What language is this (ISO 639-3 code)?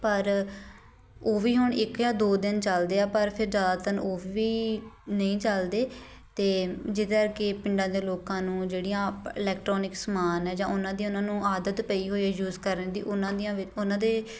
pan